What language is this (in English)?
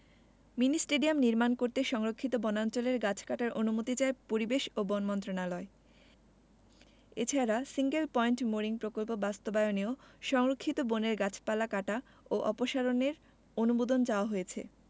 Bangla